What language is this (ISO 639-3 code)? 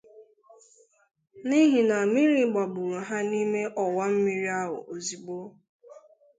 ibo